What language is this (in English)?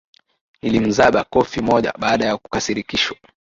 Swahili